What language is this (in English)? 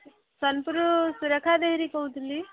Odia